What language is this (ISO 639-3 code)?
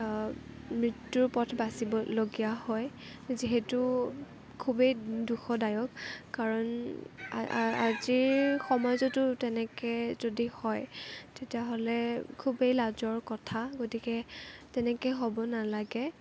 asm